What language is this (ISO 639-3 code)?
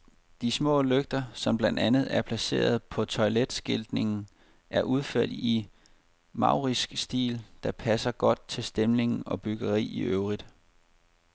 dan